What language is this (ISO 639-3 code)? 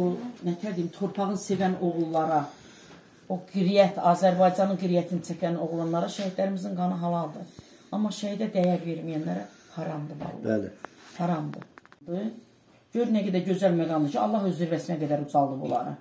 tur